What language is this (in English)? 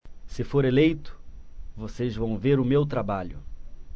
Portuguese